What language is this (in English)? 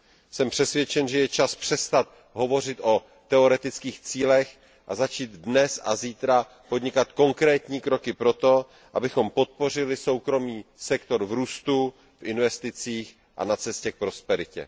Czech